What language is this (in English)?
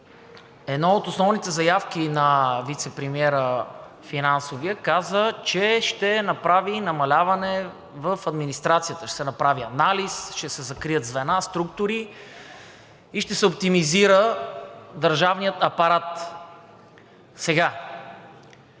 Bulgarian